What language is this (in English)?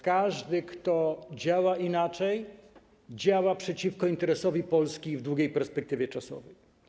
Polish